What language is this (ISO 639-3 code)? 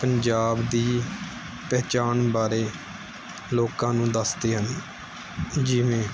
pan